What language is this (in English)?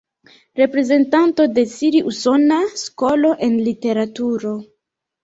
Esperanto